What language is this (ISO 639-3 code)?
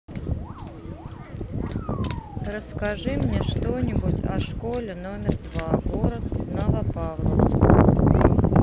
rus